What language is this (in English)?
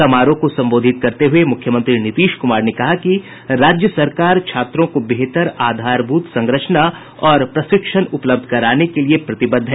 Hindi